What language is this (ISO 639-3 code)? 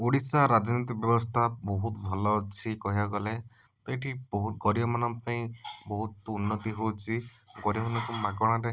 ori